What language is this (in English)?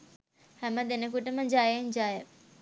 Sinhala